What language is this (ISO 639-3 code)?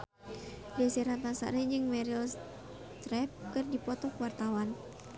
sun